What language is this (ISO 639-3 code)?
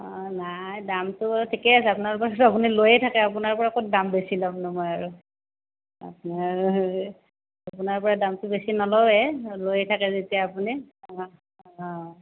asm